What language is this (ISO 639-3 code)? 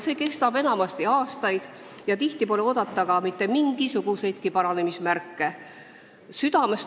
est